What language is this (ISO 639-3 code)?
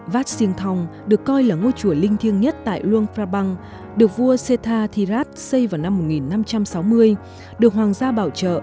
vie